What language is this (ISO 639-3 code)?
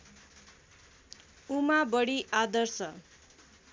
nep